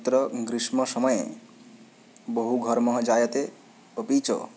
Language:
Sanskrit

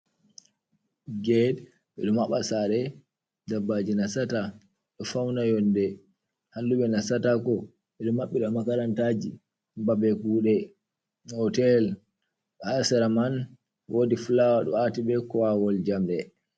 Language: Fula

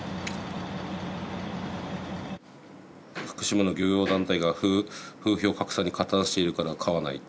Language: Japanese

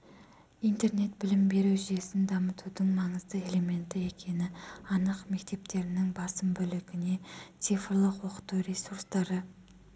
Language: Kazakh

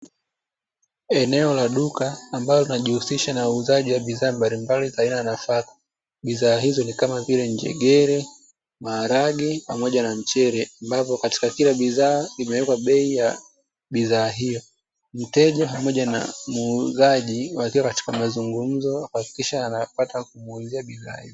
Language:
Swahili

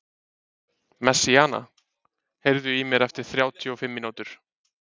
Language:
Icelandic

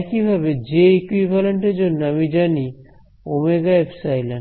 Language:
Bangla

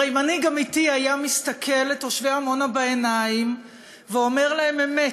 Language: Hebrew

